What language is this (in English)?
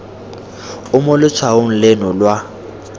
Tswana